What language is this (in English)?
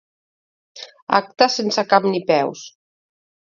Catalan